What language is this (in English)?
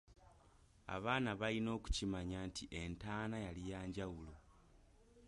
Ganda